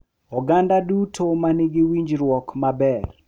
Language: Luo (Kenya and Tanzania)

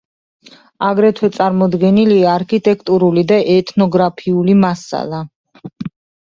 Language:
Georgian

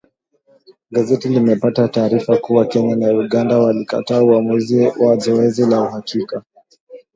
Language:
Swahili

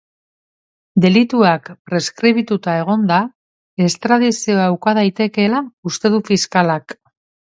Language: Basque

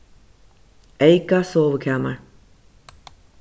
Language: Faroese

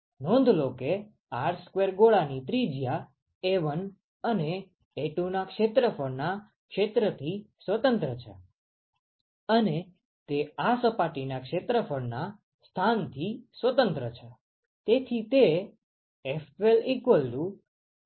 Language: Gujarati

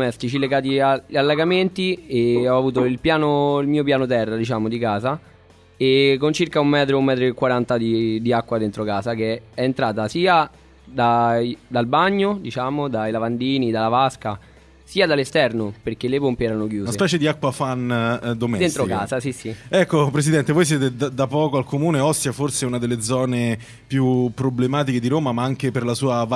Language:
Italian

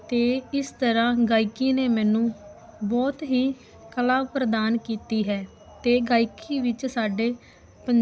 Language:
Punjabi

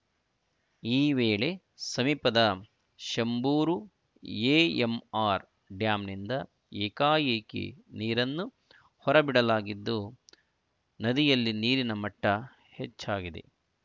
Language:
Kannada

